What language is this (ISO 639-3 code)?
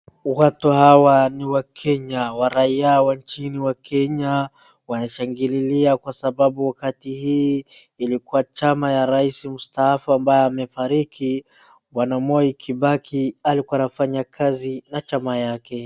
swa